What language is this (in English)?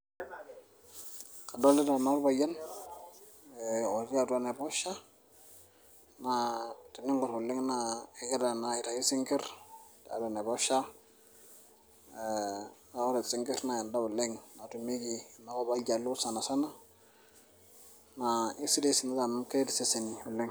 Masai